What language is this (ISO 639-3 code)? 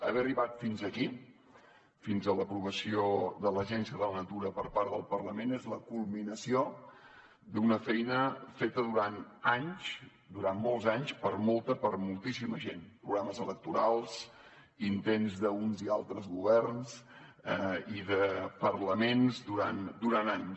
cat